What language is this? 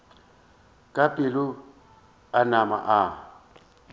Northern Sotho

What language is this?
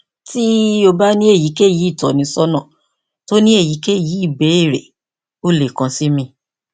Yoruba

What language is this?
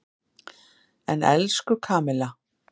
Icelandic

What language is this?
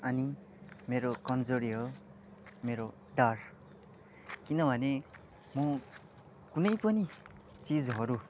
Nepali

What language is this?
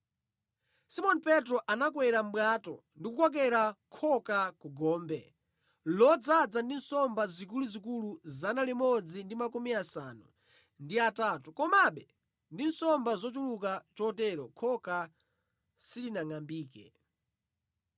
Nyanja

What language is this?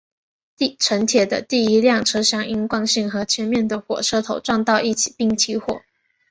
Chinese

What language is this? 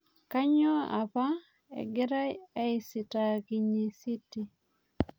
Masai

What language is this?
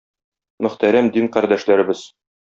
Tatar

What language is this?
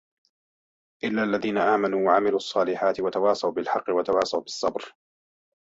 Arabic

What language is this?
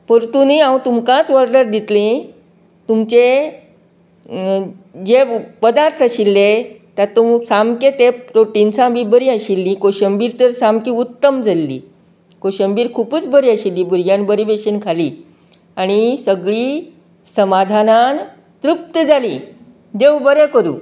Konkani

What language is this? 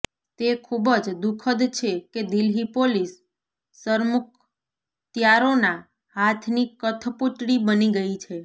Gujarati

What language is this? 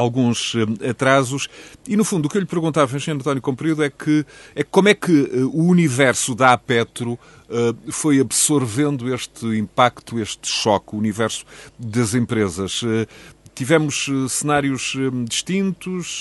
Portuguese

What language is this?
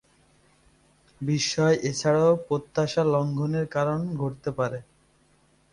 Bangla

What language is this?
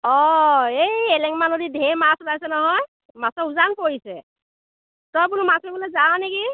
Assamese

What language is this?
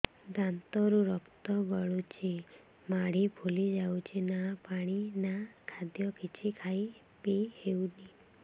Odia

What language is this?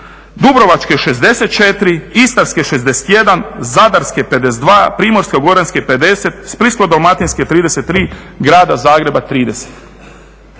Croatian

